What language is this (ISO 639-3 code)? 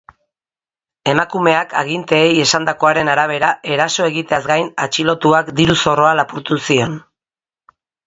eus